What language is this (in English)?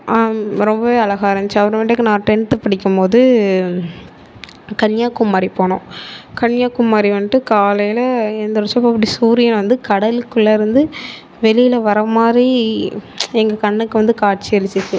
Tamil